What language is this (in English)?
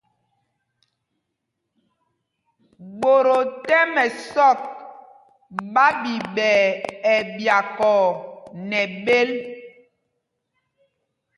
Mpumpong